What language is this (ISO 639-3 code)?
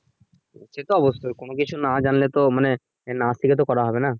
ben